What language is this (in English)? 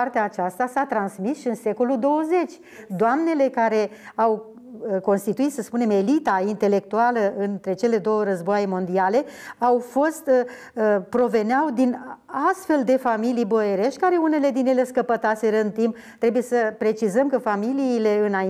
Romanian